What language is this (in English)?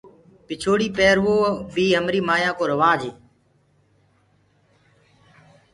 Gurgula